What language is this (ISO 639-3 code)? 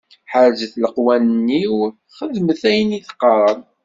kab